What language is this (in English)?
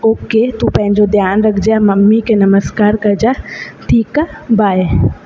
Sindhi